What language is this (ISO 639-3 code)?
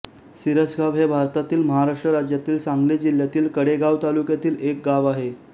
mar